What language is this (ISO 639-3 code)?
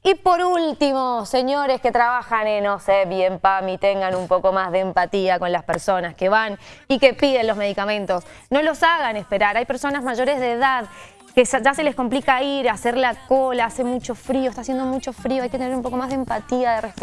spa